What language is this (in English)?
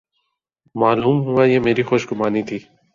Urdu